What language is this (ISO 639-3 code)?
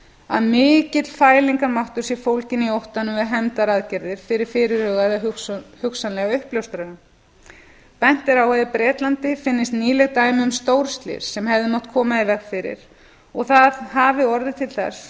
isl